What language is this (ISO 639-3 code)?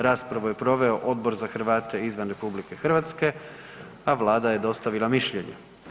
hrv